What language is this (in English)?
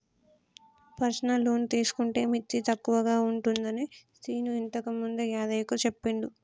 Telugu